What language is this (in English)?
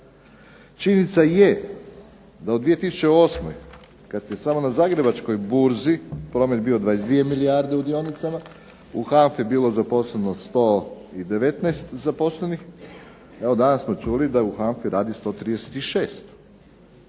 Croatian